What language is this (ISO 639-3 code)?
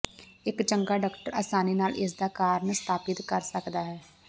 pan